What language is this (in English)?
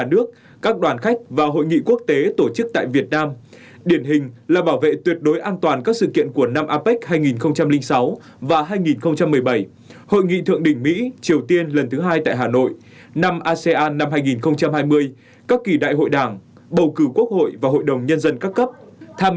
Vietnamese